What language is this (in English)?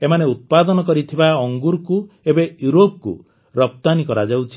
Odia